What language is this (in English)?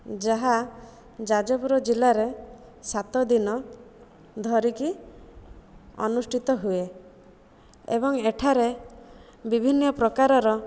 Odia